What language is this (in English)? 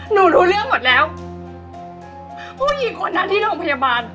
Thai